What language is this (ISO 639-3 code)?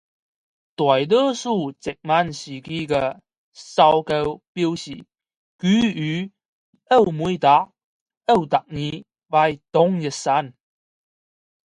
zho